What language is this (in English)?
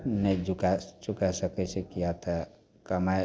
Maithili